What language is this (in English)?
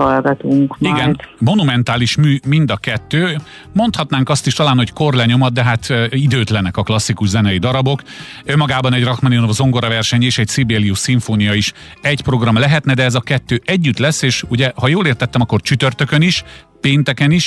Hungarian